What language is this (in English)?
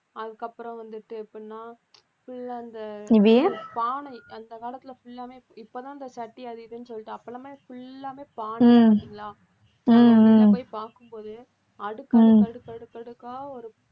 Tamil